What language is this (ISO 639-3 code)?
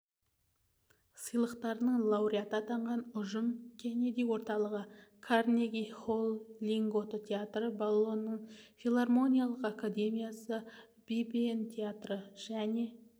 kaz